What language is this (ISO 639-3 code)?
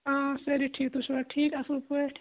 kas